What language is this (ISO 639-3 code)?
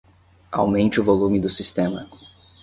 por